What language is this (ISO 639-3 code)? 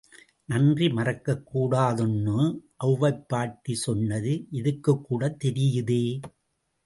tam